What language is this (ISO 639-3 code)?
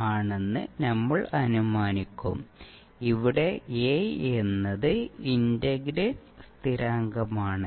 mal